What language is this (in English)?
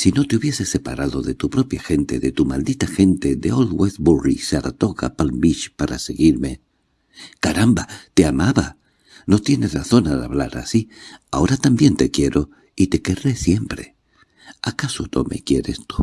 Spanish